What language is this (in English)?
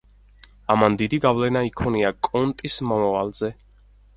Georgian